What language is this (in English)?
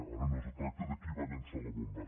Catalan